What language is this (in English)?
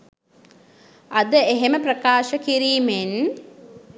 Sinhala